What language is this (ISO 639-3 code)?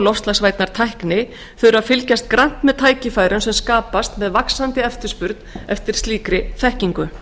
isl